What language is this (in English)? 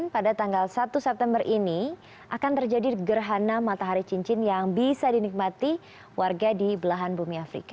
Indonesian